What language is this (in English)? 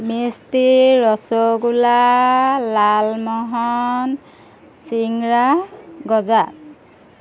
Assamese